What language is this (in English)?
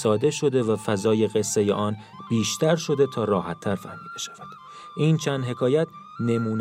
Persian